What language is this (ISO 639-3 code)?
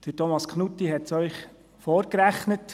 gsw